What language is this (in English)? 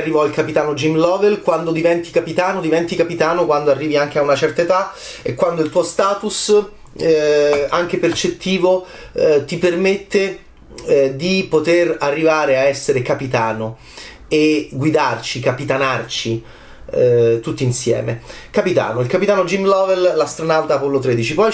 Italian